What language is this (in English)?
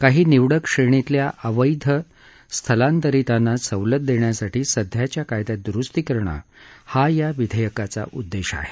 Marathi